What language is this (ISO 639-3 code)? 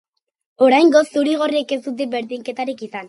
eus